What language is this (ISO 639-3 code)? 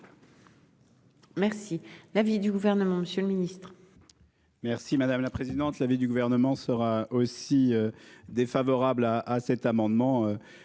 fra